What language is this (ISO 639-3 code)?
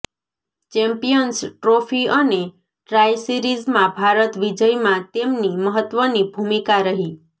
guj